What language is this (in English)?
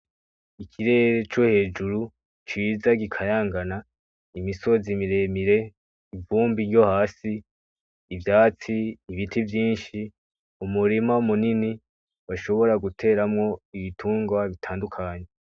Rundi